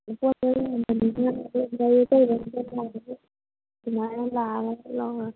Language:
Manipuri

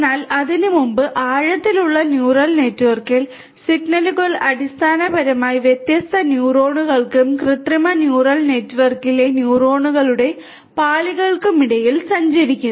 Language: Malayalam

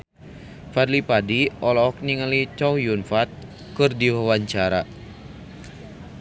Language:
Sundanese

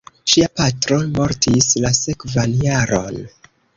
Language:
Esperanto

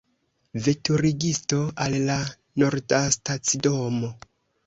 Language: Esperanto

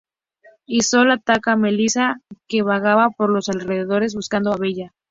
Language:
Spanish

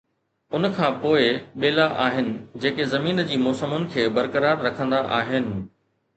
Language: Sindhi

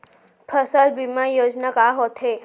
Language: Chhattisgarhi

